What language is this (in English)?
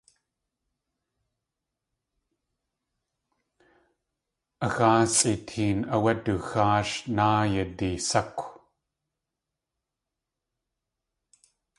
Tlingit